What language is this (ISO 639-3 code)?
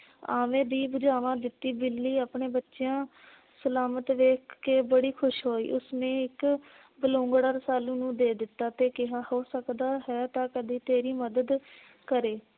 pan